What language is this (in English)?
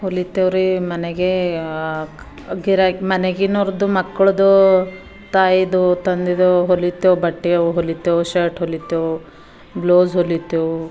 Kannada